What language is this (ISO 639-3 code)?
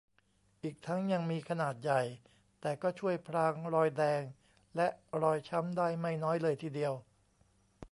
tha